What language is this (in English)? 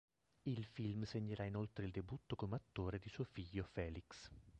Italian